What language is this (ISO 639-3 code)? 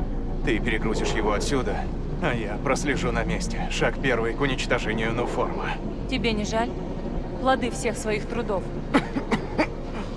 rus